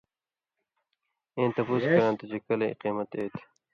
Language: Indus Kohistani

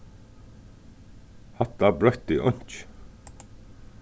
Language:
Faroese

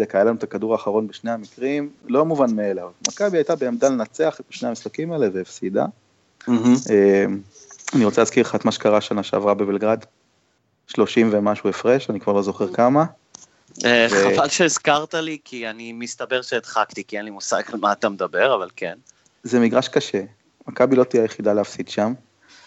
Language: Hebrew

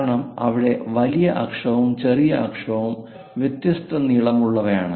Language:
Malayalam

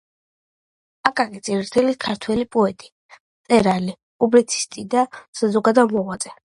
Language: Georgian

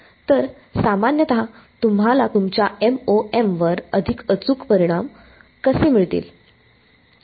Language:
Marathi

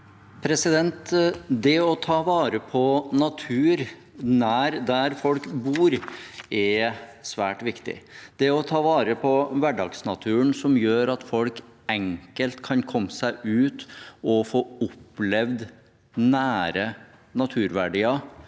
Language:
Norwegian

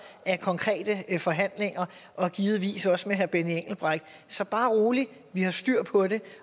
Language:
Danish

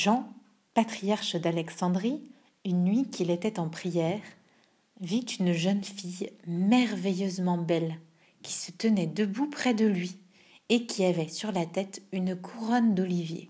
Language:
French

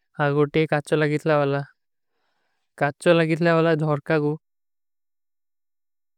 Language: Kui (India)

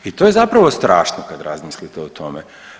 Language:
Croatian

